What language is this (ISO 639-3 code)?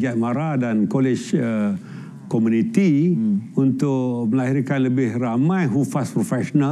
msa